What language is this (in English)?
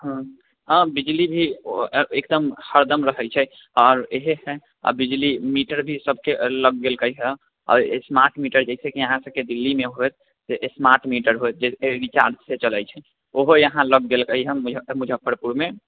Maithili